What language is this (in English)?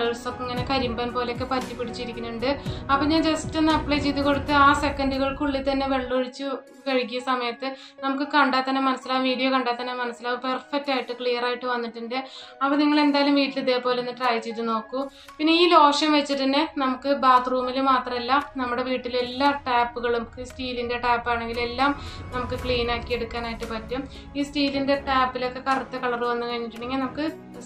Malayalam